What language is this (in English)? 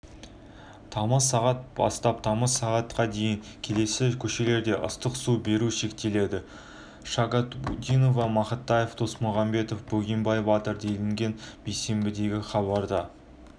Kazakh